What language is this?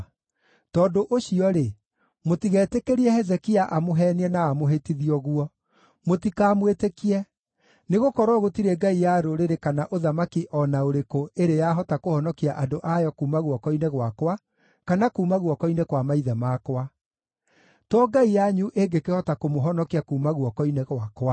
Kikuyu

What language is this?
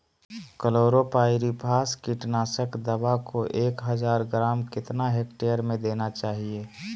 Magahi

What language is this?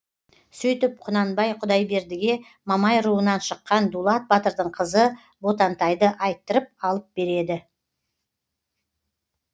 Kazakh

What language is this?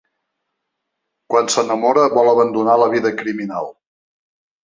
Catalan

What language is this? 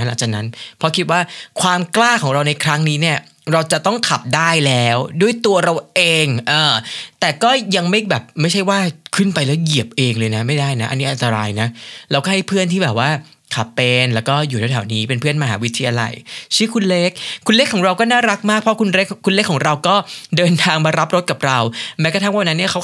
Thai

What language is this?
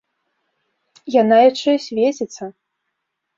Belarusian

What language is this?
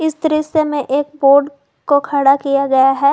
Hindi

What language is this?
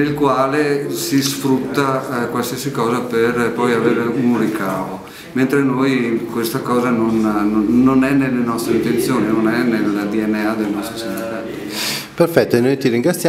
Italian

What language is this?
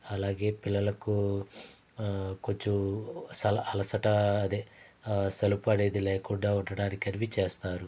Telugu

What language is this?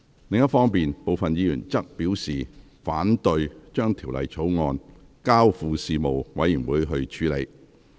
Cantonese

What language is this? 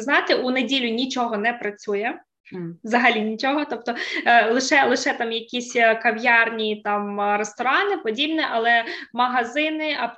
Ukrainian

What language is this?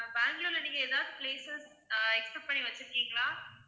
Tamil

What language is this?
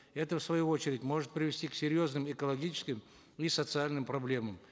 Kazakh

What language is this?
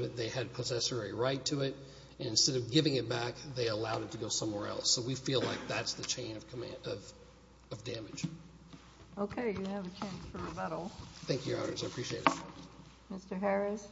English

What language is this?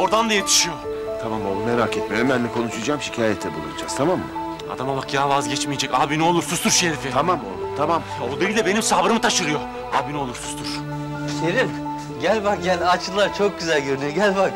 Turkish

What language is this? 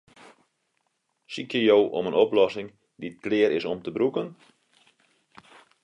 Western Frisian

